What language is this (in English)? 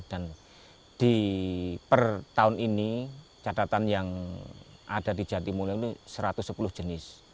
Indonesian